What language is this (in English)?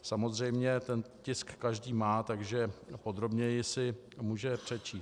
Czech